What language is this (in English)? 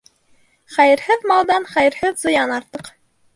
Bashkir